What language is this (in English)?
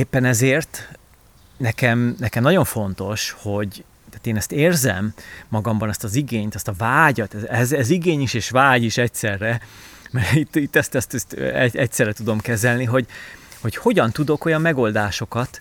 Hungarian